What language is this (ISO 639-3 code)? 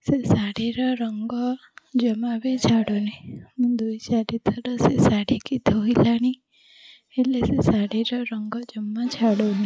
ori